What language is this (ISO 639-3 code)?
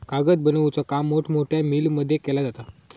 mar